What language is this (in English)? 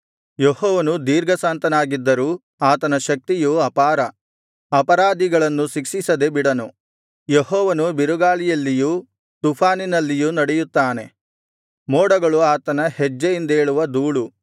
Kannada